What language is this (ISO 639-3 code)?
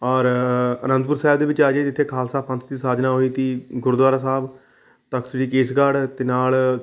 pan